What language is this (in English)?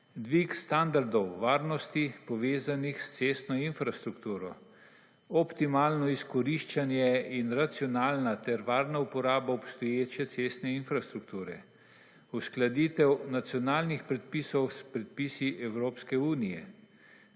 Slovenian